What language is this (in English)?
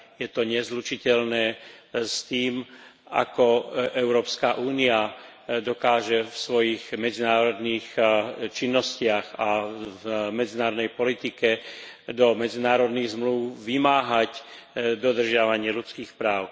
Slovak